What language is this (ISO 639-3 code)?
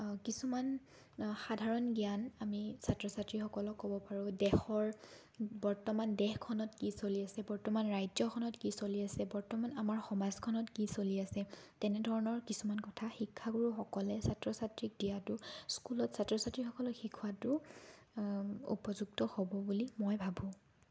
asm